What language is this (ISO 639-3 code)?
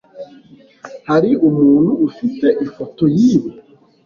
kin